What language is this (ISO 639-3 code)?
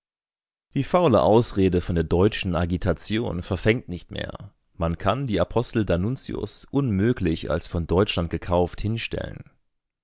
deu